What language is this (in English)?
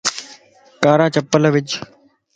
Lasi